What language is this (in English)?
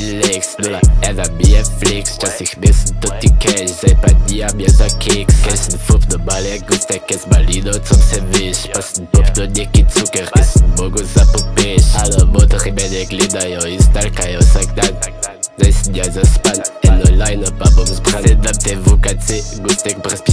Russian